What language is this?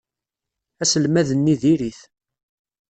Kabyle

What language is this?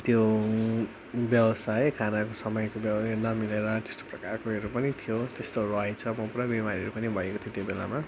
Nepali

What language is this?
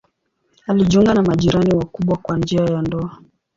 Swahili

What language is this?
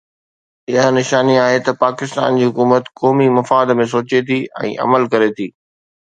Sindhi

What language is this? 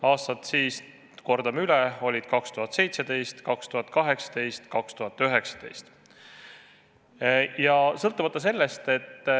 Estonian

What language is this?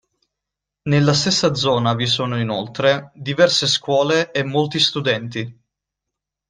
Italian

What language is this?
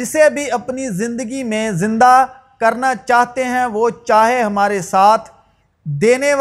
Urdu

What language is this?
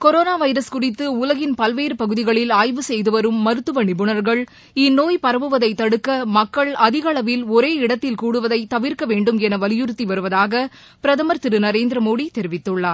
Tamil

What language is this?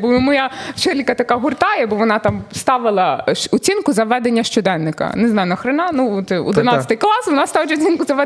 Ukrainian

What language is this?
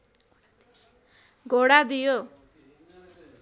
Nepali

